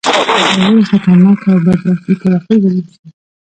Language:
Pashto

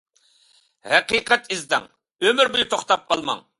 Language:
Uyghur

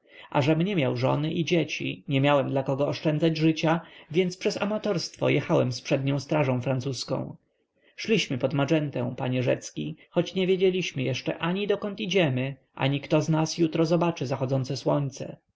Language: Polish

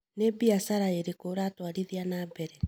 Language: Kikuyu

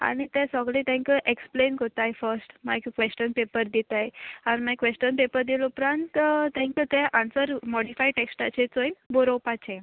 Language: Konkani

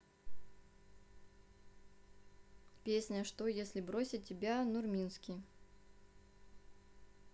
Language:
Russian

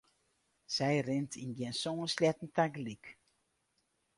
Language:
Western Frisian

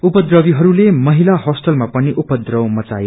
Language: Nepali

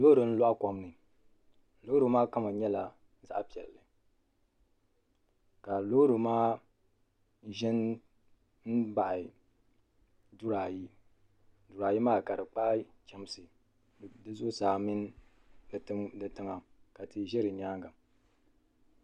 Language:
Dagbani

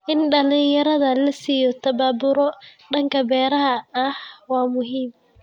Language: Somali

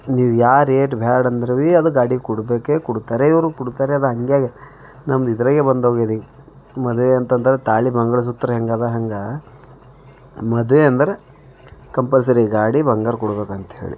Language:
Kannada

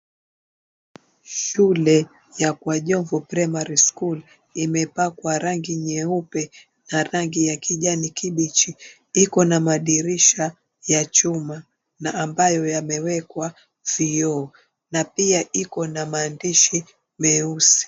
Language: Swahili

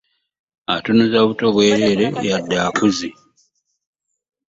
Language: Ganda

